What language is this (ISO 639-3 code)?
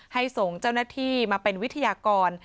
tha